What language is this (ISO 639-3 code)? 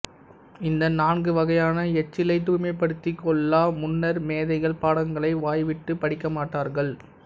tam